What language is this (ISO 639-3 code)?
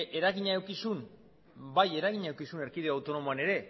eus